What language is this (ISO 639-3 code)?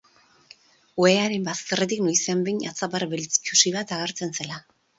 eus